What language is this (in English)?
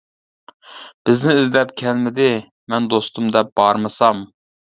Uyghur